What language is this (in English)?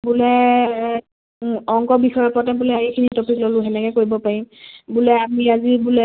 Assamese